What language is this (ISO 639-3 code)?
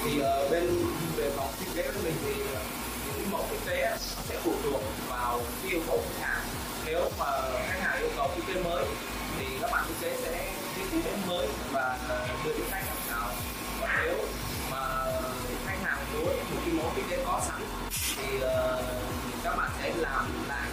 vie